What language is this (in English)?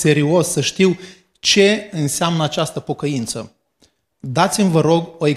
Romanian